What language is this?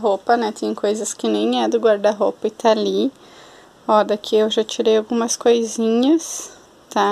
Portuguese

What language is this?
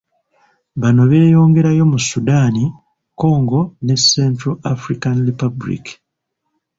Ganda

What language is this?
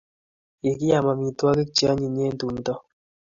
Kalenjin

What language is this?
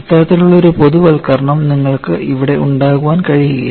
Malayalam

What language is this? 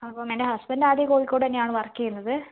Malayalam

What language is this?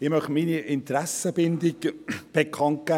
Swiss German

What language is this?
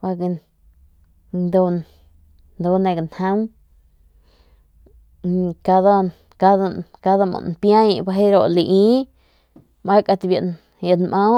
Northern Pame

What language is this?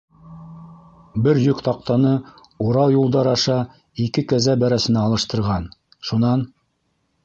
Bashkir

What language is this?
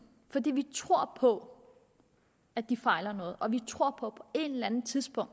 Danish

